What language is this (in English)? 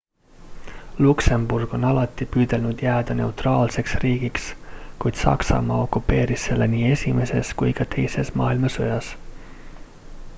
Estonian